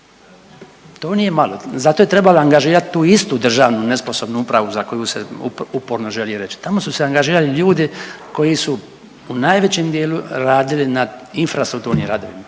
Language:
Croatian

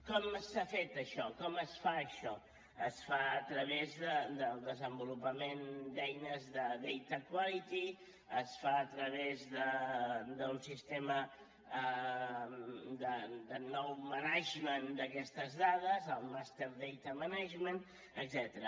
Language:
Catalan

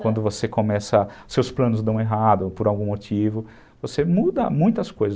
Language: Portuguese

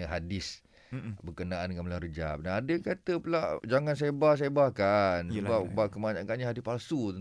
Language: Malay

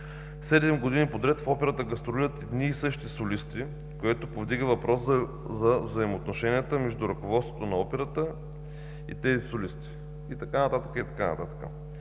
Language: Bulgarian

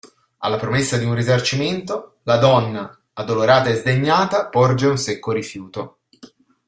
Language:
Italian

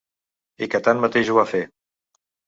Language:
Catalan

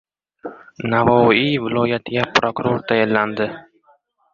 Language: Uzbek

